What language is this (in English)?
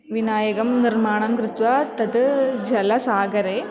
Sanskrit